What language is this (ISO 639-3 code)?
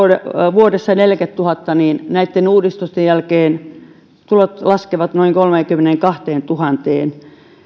fin